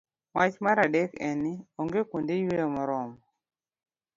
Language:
Luo (Kenya and Tanzania)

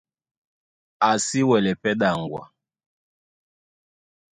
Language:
Duala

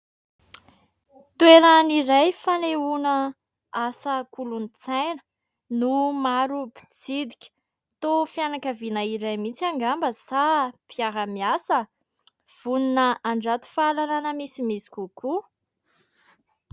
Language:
Malagasy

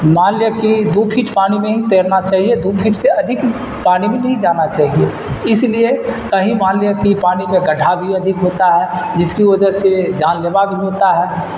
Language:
Urdu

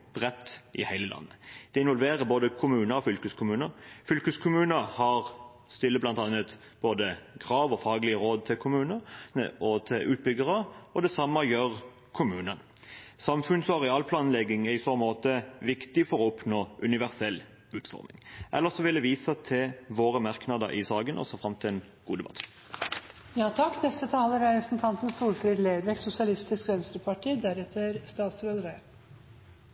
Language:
Norwegian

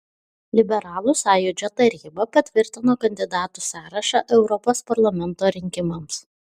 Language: Lithuanian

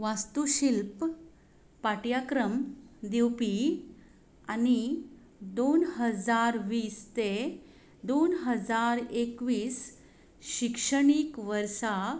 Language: Konkani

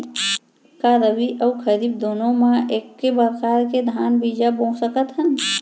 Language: Chhattisgarhi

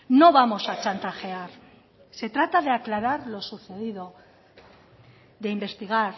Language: Spanish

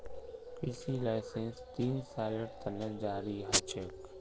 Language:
Magahi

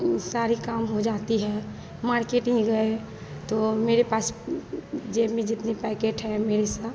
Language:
Hindi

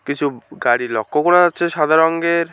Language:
Bangla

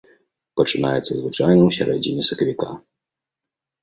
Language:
Belarusian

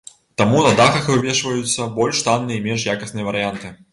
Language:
Belarusian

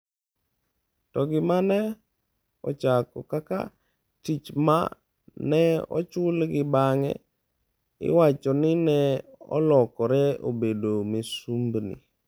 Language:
Luo (Kenya and Tanzania)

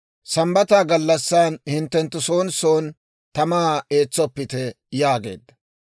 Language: Dawro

